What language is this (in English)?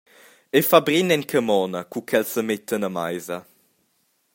Romansh